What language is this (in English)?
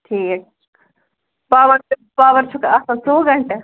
Kashmiri